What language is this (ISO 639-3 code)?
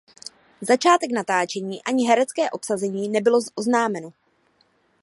ces